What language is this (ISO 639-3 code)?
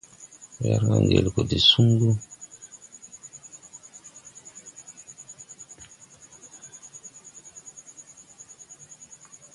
tui